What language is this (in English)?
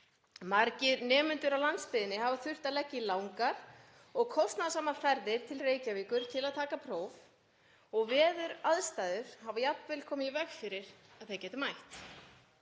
Icelandic